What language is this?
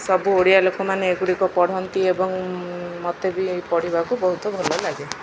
Odia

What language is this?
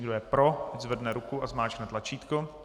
Czech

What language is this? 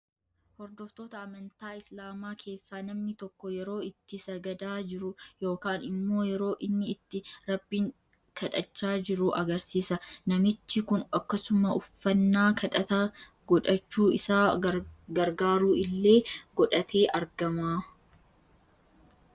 Oromo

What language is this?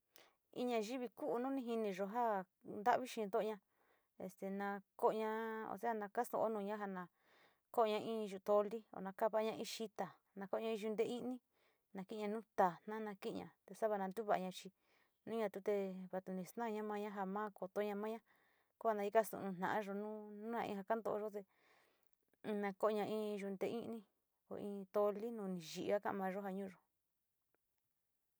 Sinicahua Mixtec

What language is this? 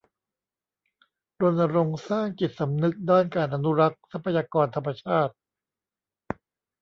Thai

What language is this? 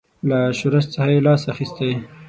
Pashto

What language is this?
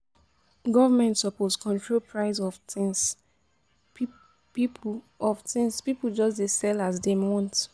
Nigerian Pidgin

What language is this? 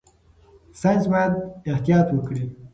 Pashto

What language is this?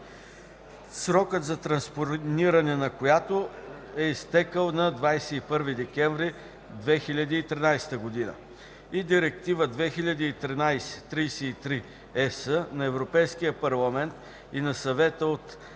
Bulgarian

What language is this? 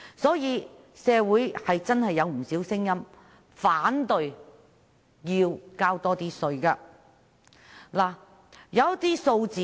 Cantonese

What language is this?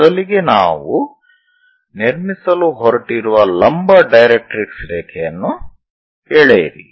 Kannada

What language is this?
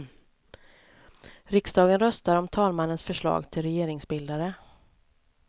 Swedish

